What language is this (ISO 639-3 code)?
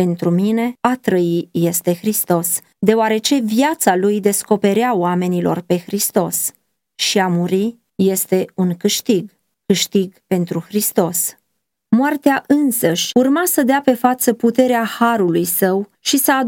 ron